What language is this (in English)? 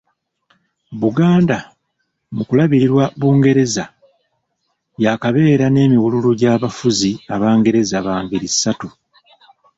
Ganda